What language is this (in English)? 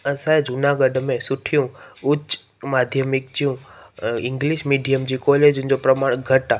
Sindhi